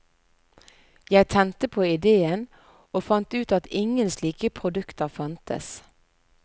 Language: Norwegian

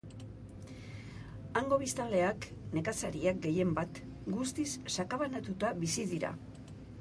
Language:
Basque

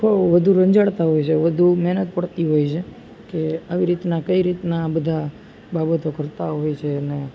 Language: Gujarati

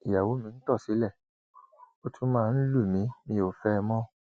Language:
Yoruba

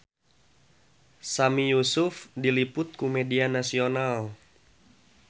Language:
Sundanese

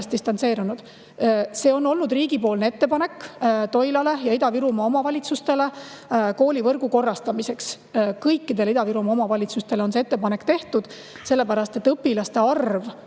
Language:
Estonian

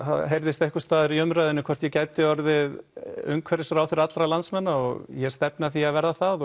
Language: Icelandic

